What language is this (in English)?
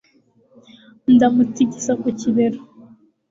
Kinyarwanda